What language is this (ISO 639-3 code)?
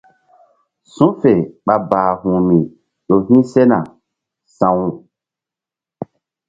mdd